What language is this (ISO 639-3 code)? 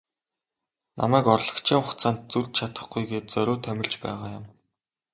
mon